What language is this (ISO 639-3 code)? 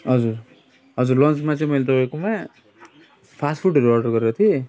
nep